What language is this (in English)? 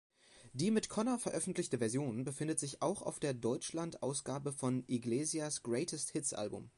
German